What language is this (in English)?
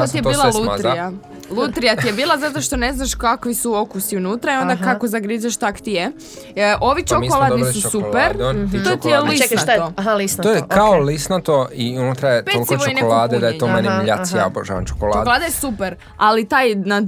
Croatian